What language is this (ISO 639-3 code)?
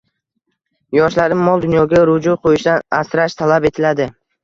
uzb